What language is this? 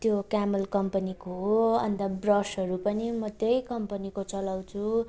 Nepali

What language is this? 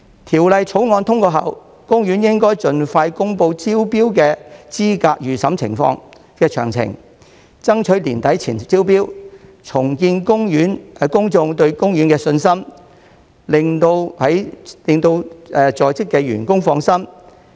Cantonese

